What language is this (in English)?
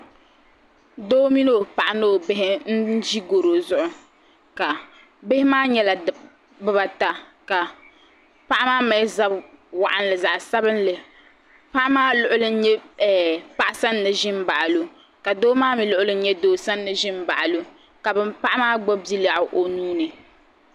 Dagbani